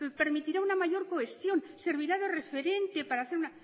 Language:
Spanish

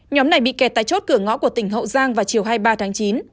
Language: Vietnamese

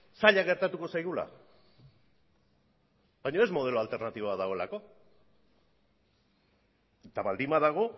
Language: Basque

